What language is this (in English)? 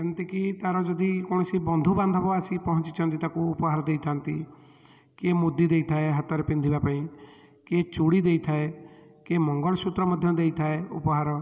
Odia